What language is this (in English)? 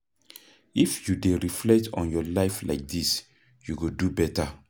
Nigerian Pidgin